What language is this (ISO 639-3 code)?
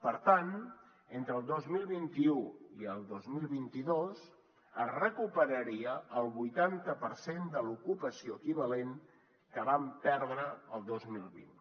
cat